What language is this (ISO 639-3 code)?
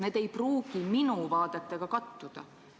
est